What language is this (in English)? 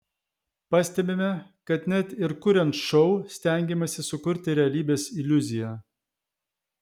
Lithuanian